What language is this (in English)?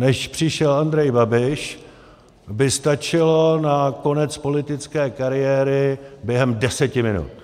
Czech